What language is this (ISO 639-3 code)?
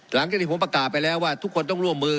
tha